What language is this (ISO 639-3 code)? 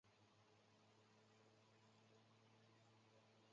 zho